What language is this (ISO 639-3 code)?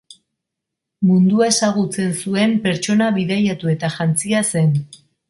eus